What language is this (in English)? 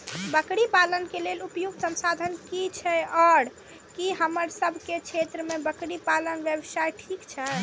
Maithili